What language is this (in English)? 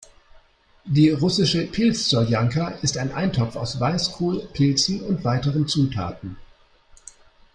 German